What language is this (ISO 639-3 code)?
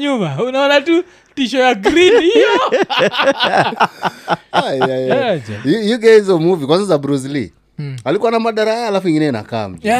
swa